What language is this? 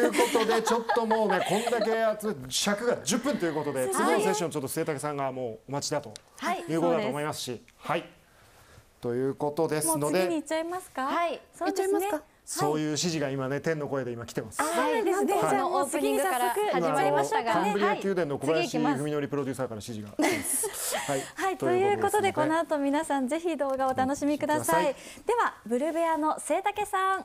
Japanese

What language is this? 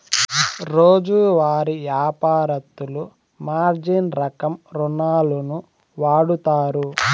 Telugu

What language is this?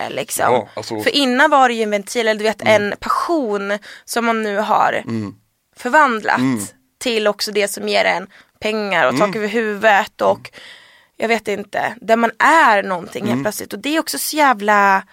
Swedish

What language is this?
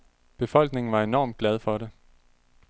Danish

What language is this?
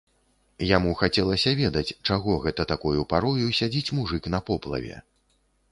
Belarusian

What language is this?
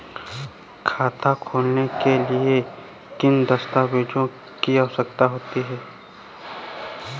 Hindi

